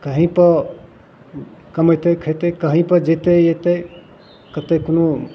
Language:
Maithili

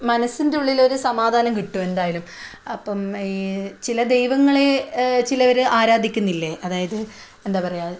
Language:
Malayalam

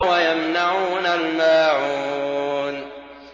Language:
Arabic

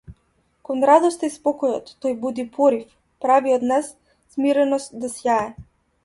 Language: Macedonian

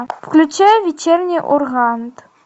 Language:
Russian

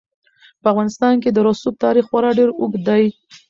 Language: Pashto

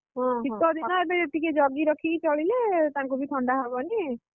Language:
Odia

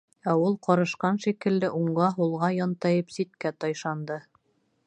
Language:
Bashkir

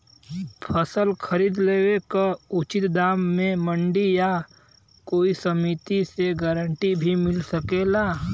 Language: Bhojpuri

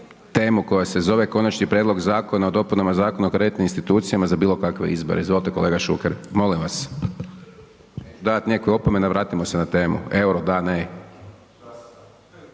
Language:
Croatian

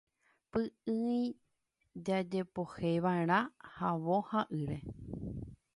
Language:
Guarani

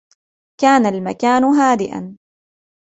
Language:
Arabic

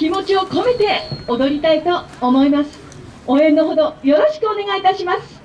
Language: Japanese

